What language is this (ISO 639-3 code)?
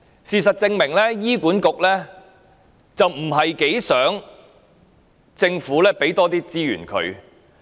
yue